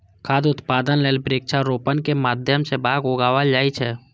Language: Maithili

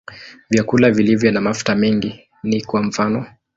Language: Swahili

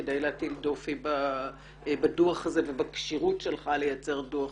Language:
Hebrew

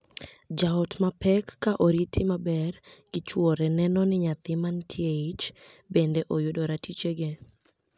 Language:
Luo (Kenya and Tanzania)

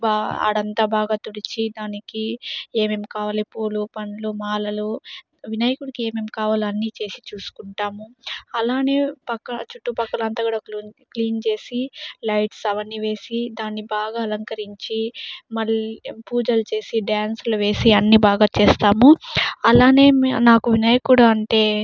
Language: Telugu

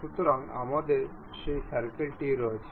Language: Bangla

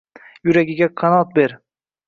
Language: Uzbek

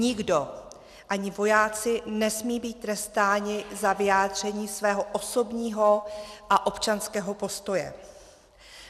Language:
Czech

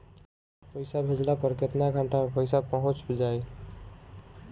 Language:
Bhojpuri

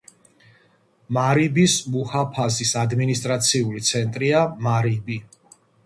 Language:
Georgian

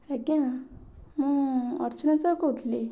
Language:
Odia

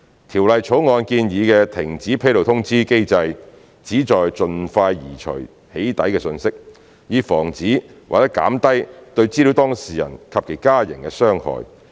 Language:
Cantonese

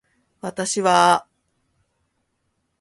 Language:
Japanese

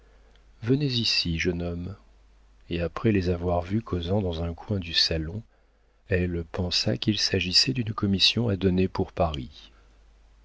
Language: French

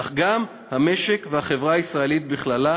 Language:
Hebrew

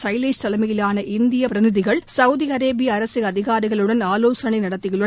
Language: Tamil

